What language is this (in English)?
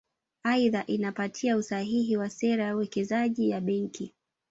Swahili